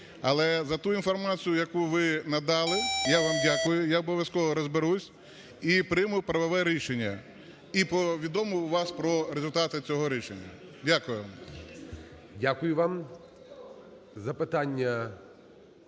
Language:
Ukrainian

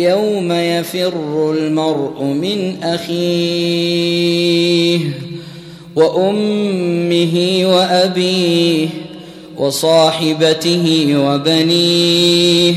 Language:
Arabic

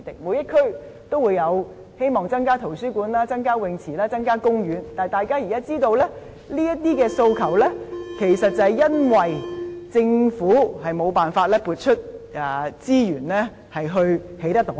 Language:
Cantonese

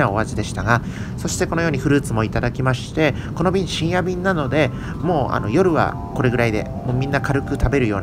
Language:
Japanese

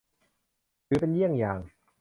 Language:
Thai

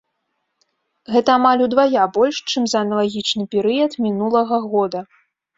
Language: Belarusian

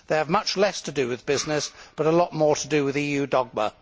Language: English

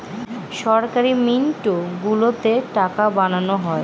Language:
Bangla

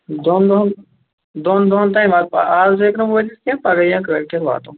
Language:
Kashmiri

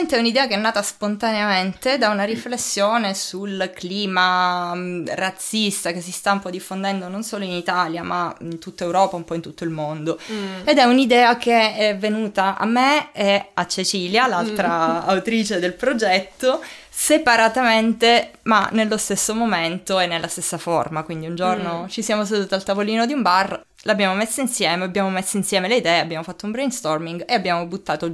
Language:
Italian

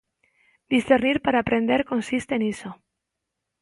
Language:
Galician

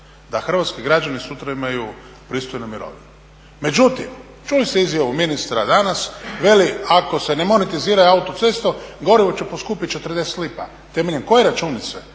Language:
Croatian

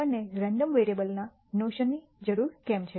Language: Gujarati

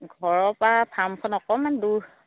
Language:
Assamese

